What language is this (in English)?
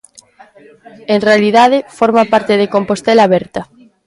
Galician